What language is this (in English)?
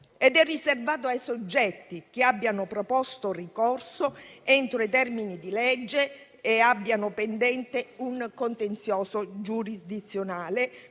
Italian